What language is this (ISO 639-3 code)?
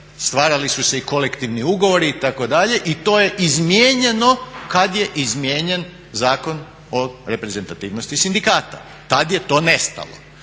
hrv